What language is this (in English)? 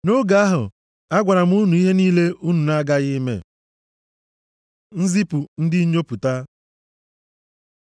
Igbo